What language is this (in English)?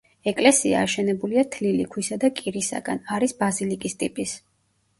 Georgian